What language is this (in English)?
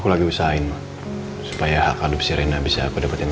Indonesian